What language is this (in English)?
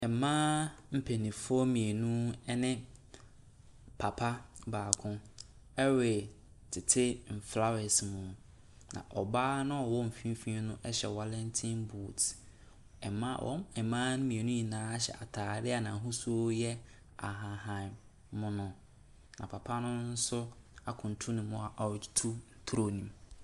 Akan